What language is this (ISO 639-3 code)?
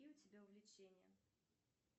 rus